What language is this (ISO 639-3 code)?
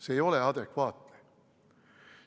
est